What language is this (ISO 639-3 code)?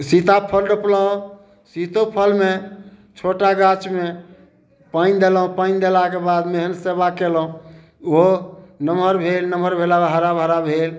mai